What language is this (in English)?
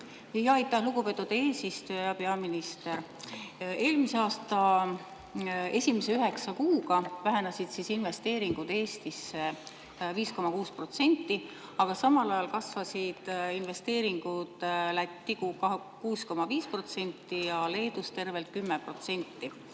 Estonian